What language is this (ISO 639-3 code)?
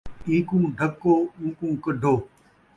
skr